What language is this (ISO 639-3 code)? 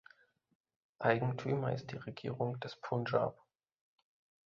deu